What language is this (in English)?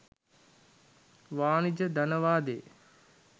Sinhala